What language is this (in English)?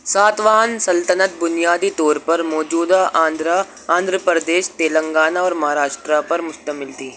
Urdu